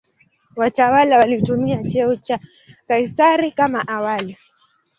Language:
Swahili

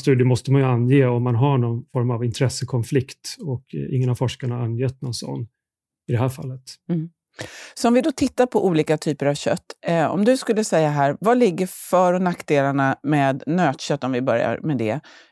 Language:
Swedish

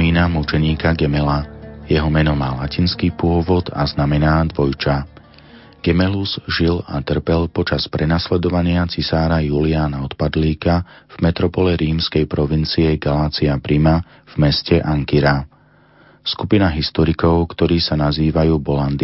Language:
Slovak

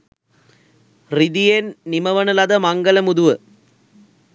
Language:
Sinhala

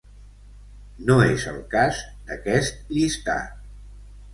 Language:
Catalan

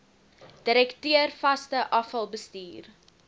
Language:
Afrikaans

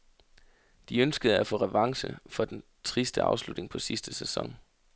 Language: Danish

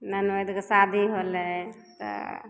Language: Maithili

